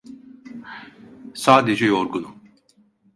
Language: Turkish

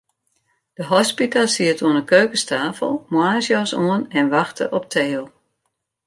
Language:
Western Frisian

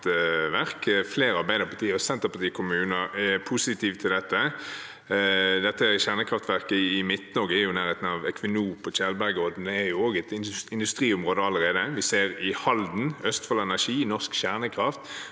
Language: Norwegian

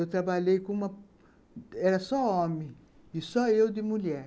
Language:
Portuguese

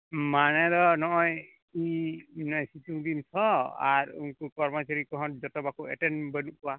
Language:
Santali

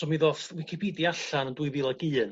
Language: Welsh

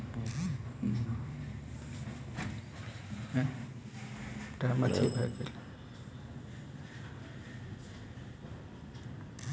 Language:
Maithili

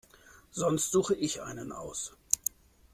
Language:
German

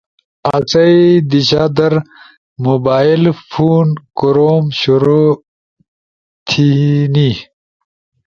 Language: Ushojo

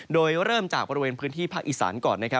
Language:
Thai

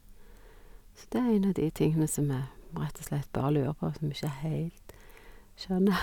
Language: Norwegian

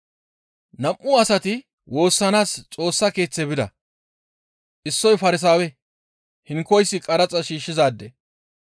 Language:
Gamo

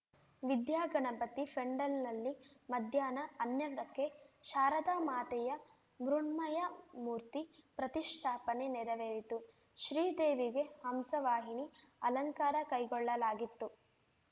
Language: Kannada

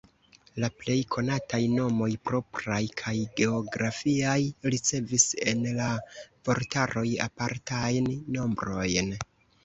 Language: Esperanto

